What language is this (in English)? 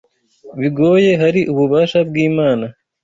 Kinyarwanda